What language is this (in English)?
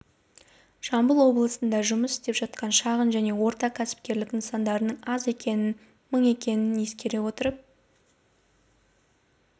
Kazakh